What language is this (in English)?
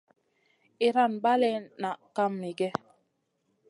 Masana